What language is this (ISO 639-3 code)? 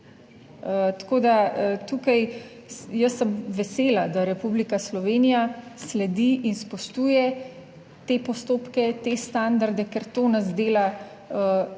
slv